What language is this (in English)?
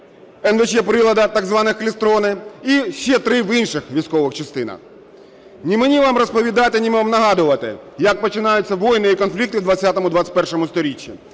Ukrainian